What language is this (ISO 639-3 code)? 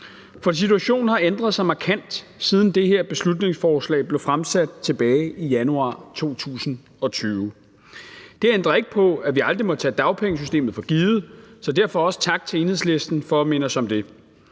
dan